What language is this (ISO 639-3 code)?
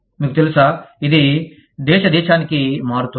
tel